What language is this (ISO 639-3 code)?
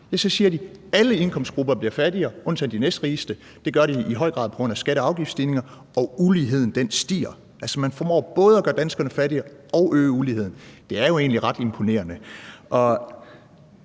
dan